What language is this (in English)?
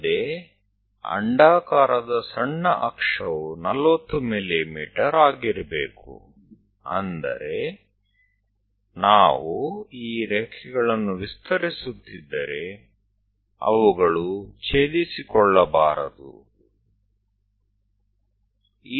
Gujarati